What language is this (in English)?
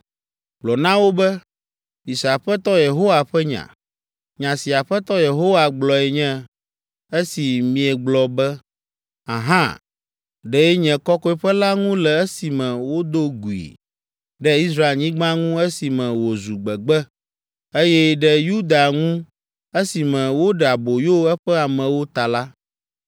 Ewe